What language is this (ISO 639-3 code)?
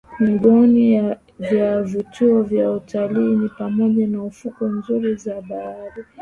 swa